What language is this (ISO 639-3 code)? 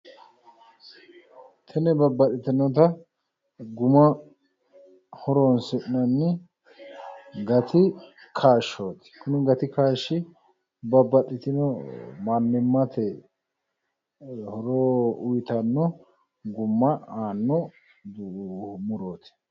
sid